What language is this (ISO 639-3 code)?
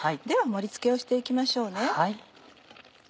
jpn